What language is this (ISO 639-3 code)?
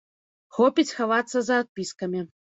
bel